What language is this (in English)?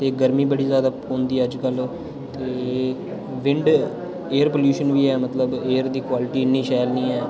Dogri